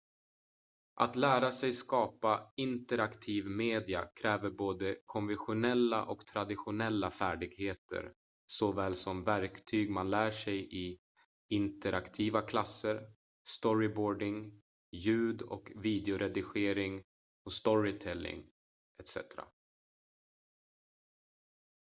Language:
Swedish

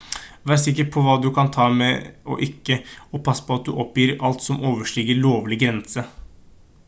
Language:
Norwegian Bokmål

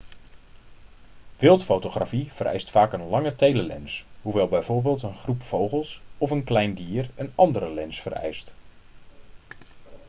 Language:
Dutch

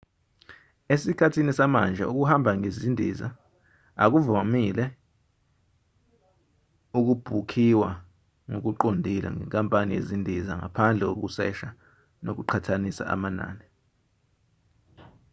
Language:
Zulu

